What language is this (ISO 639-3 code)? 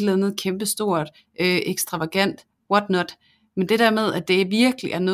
dan